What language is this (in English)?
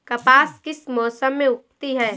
Hindi